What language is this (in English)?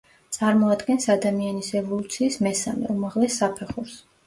Georgian